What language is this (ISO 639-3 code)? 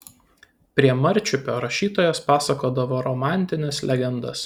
lit